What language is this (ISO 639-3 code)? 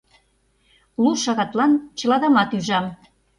chm